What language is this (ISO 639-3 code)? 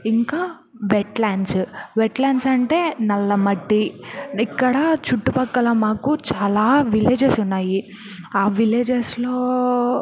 tel